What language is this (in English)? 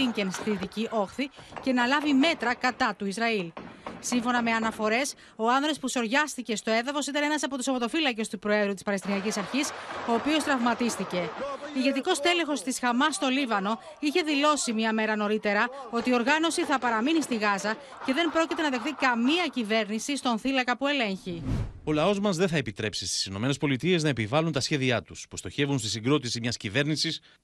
Greek